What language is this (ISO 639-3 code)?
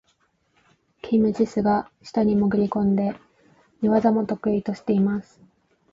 jpn